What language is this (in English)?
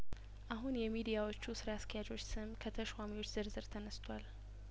Amharic